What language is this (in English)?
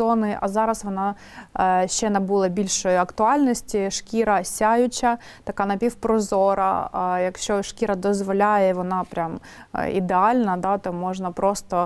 Ukrainian